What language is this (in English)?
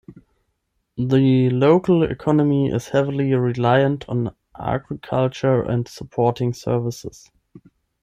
English